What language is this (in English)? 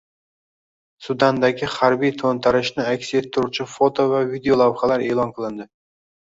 Uzbek